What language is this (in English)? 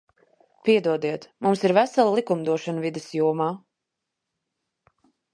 Latvian